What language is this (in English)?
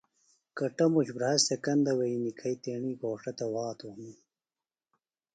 Phalura